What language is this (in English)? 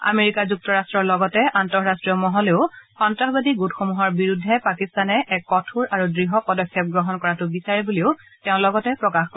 Assamese